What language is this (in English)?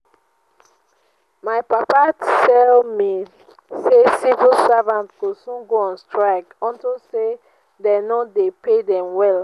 Nigerian Pidgin